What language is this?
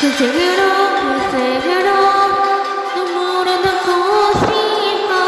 Korean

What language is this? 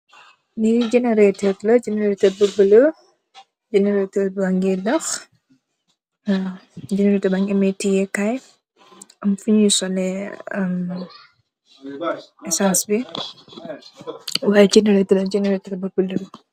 Wolof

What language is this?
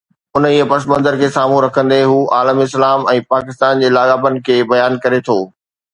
Sindhi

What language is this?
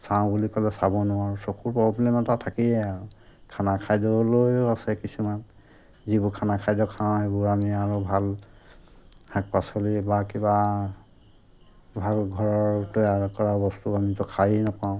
Assamese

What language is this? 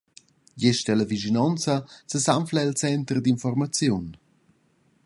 Romansh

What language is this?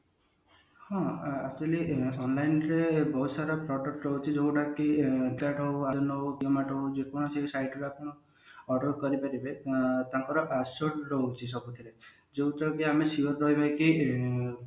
Odia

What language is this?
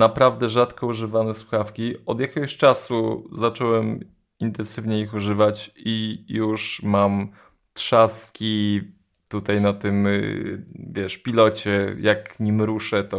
Polish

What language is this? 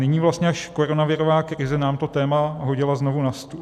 Czech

